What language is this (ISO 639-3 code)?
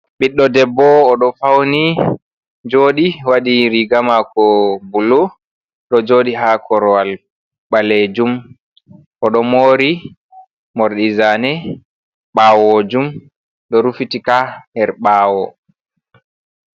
ful